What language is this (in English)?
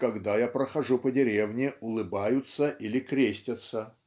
Russian